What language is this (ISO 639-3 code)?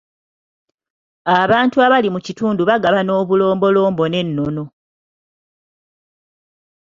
lug